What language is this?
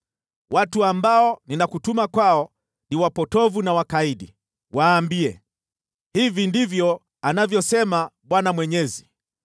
Swahili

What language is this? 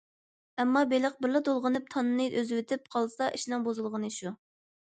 Uyghur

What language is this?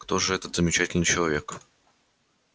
Russian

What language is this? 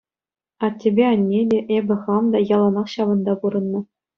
Chuvash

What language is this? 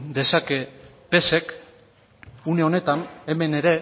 Basque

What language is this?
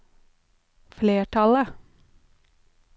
Norwegian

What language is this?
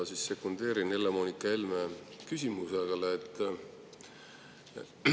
Estonian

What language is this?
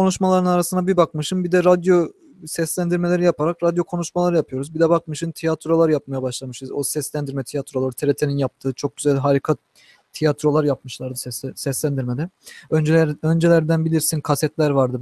Turkish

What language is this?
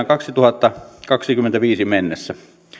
Finnish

